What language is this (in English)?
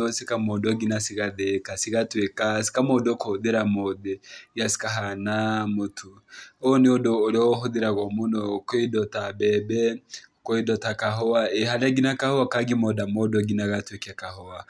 Kikuyu